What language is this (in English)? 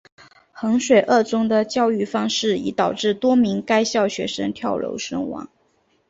Chinese